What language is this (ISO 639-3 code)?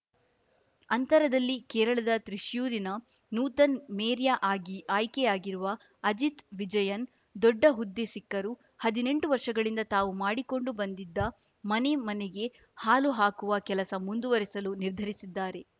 kan